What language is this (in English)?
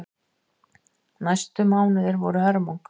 Icelandic